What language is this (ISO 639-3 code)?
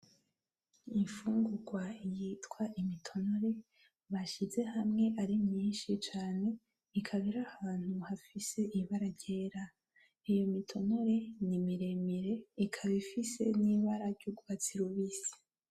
run